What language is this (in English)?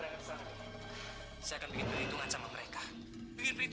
Indonesian